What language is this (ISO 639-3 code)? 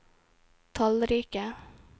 nor